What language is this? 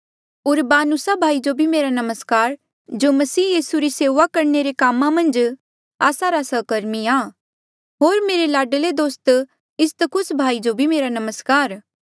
Mandeali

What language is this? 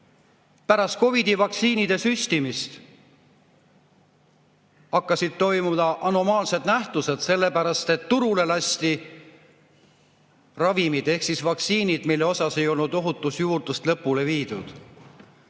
Estonian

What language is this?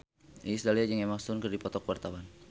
Sundanese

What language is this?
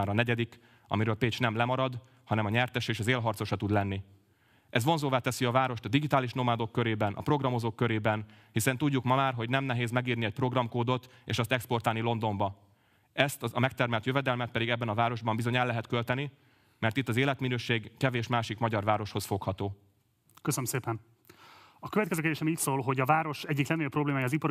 Hungarian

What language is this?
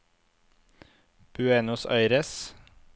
Norwegian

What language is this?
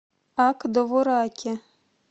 Russian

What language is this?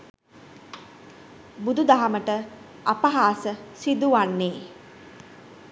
Sinhala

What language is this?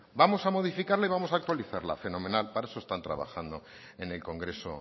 Spanish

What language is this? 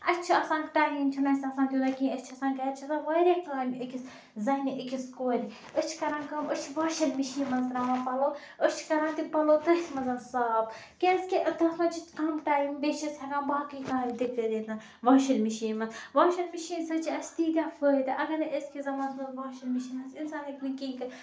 Kashmiri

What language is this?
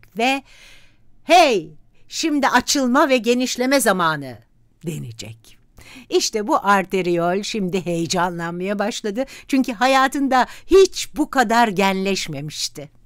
Turkish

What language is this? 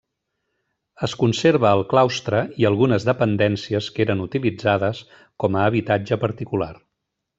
Catalan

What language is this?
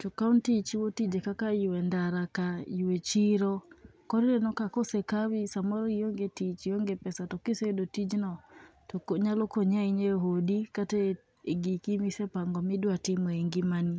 Luo (Kenya and Tanzania)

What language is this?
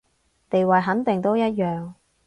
Cantonese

